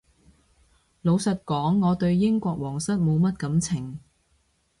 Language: Cantonese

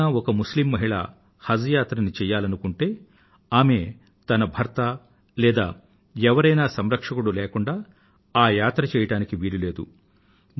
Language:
Telugu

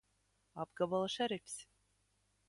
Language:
Latvian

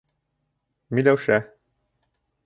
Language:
Bashkir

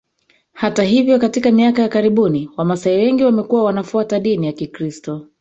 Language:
Swahili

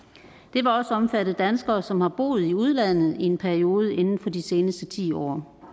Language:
Danish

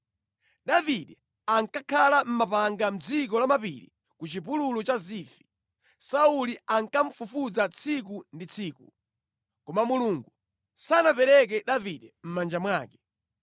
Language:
Nyanja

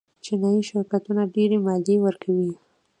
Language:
Pashto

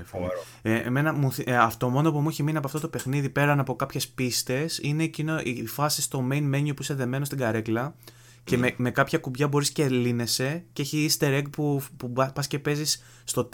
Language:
Greek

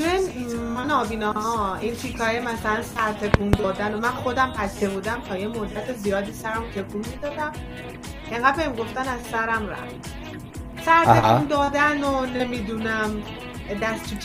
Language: Persian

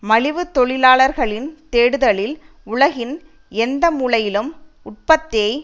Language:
Tamil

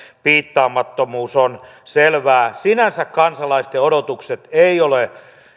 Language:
Finnish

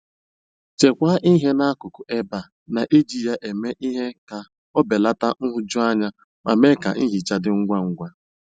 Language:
Igbo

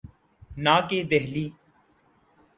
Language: Urdu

